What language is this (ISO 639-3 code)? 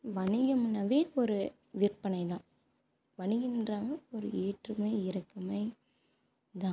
tam